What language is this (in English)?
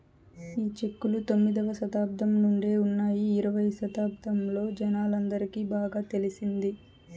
Telugu